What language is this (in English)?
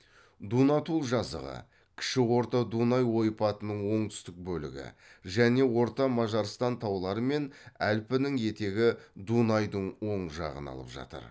Kazakh